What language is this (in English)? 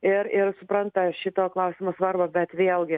Lithuanian